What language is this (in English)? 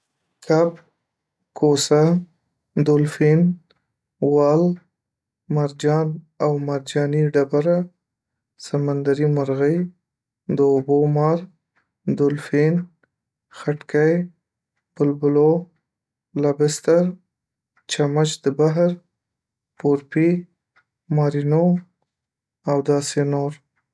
Pashto